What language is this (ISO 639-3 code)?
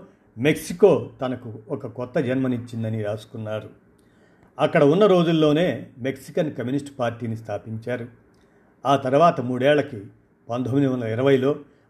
tel